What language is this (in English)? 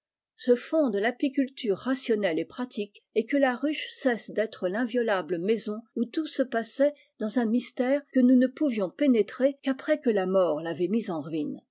French